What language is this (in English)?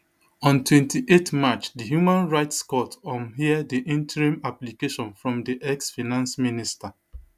Nigerian Pidgin